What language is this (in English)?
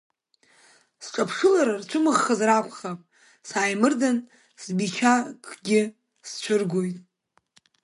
Abkhazian